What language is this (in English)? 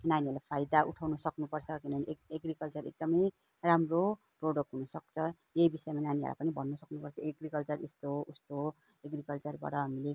Nepali